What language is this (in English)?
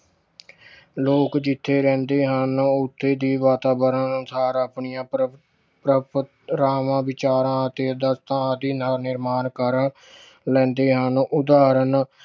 Punjabi